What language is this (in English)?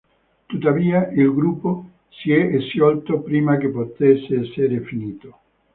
Italian